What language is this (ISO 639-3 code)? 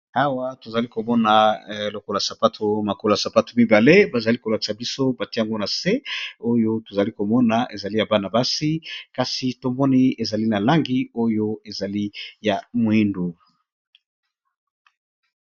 lin